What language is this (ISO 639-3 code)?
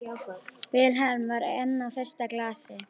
isl